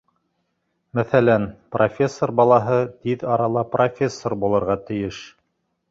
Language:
Bashkir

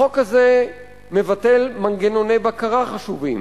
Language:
Hebrew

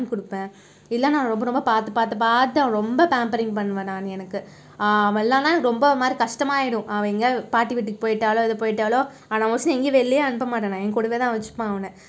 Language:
Tamil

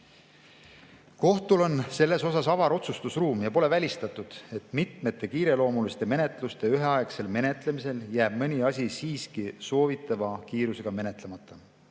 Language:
Estonian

